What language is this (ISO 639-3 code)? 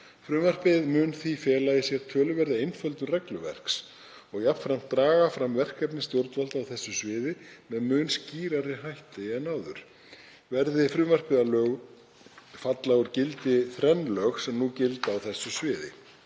isl